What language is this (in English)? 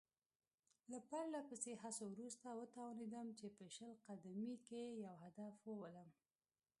Pashto